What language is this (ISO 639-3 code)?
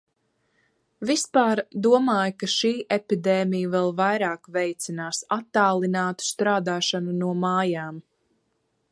lav